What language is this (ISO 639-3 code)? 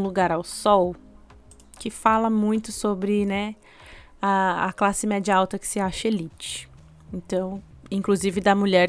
por